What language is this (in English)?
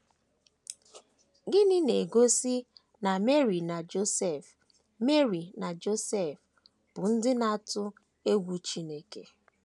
Igbo